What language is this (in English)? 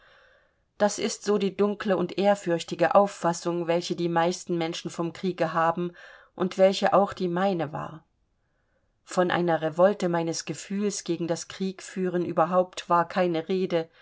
German